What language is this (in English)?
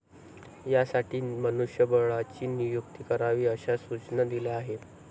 Marathi